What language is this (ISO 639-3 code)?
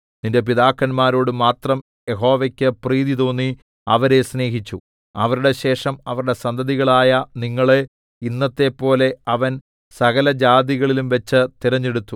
mal